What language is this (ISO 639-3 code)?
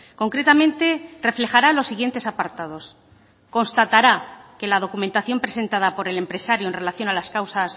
spa